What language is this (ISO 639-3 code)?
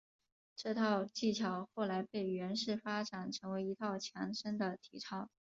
zho